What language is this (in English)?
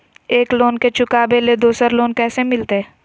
Magahi